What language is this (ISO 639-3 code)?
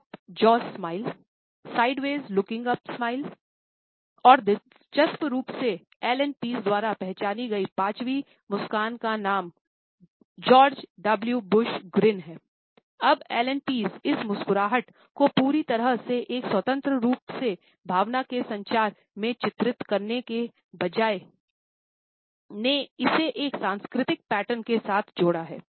hin